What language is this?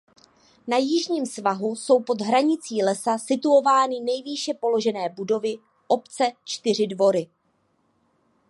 Czech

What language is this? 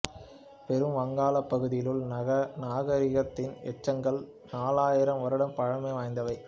Tamil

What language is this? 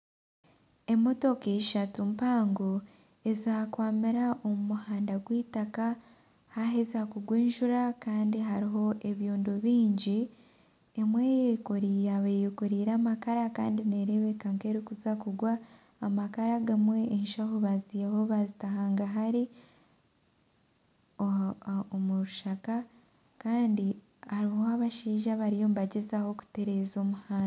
Nyankole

